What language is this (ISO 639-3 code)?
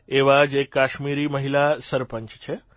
guj